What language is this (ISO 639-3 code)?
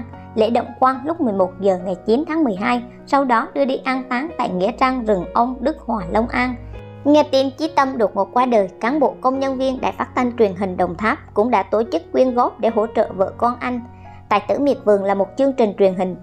vie